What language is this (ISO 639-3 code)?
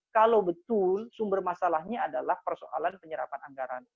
ind